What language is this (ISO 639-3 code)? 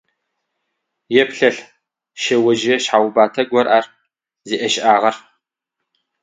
ady